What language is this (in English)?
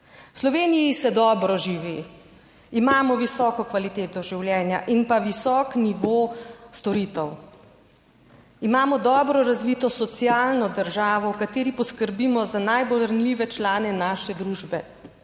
Slovenian